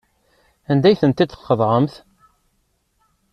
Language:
Kabyle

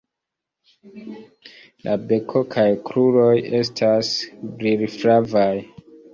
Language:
Esperanto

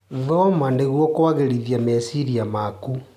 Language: Kikuyu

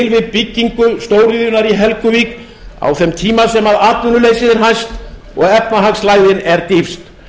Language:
Icelandic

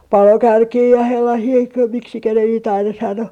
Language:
Finnish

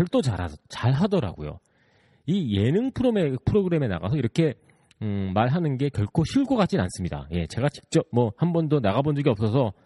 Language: Korean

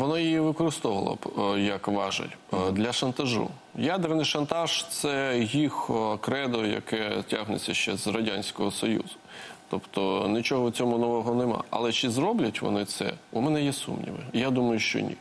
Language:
Ukrainian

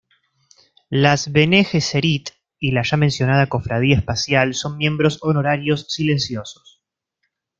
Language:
Spanish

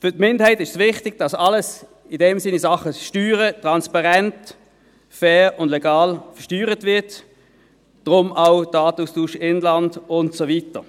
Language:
Swiss German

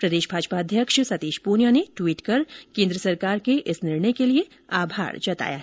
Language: Hindi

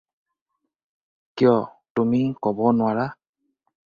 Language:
Assamese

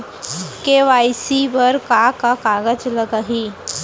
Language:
Chhattisgarhi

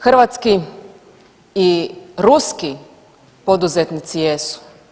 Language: Croatian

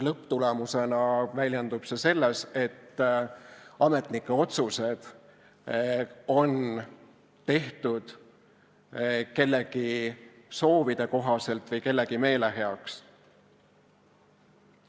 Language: Estonian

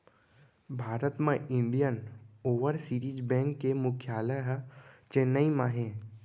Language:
Chhattisgarhi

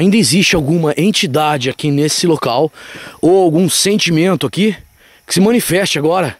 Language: Portuguese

